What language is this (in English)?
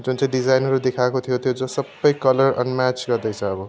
Nepali